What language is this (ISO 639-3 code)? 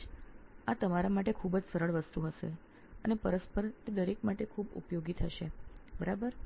guj